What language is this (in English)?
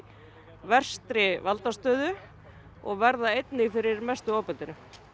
Icelandic